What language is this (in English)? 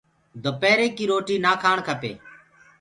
Gurgula